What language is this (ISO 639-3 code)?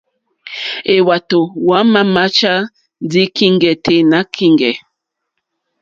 bri